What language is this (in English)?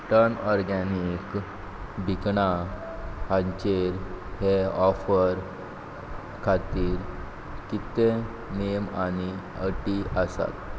Konkani